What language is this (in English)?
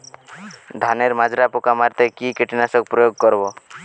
Bangla